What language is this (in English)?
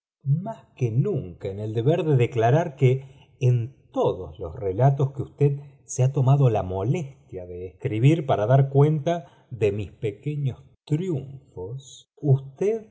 Spanish